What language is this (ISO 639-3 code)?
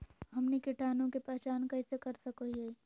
mag